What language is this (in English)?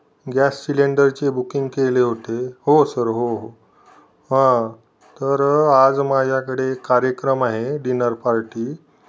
Marathi